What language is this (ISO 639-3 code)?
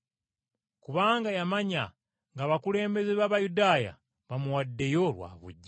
lug